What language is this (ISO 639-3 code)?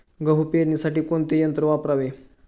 mar